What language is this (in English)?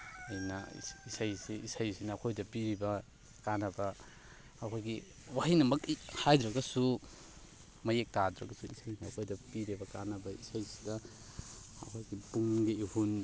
Manipuri